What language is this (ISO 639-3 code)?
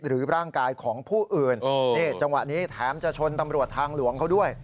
tha